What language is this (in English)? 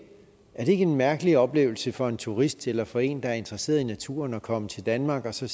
Danish